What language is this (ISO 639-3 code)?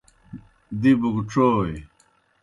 plk